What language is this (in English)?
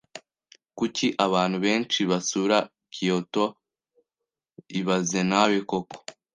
Kinyarwanda